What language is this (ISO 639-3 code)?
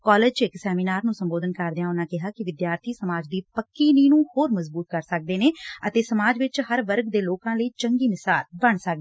pan